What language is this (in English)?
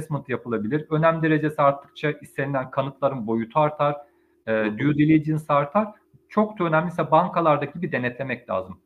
Turkish